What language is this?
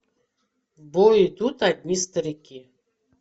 Russian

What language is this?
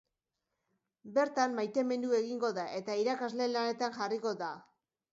Basque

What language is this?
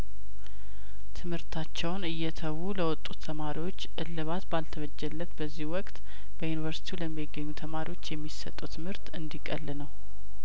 Amharic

